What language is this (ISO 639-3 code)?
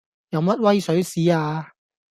yue